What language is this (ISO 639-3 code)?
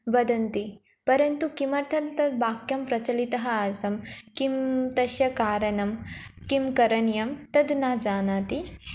san